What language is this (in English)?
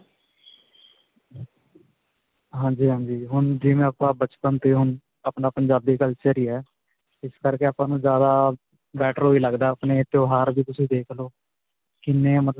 Punjabi